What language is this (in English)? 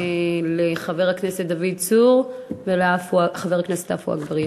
Hebrew